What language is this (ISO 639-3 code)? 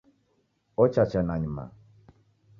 dav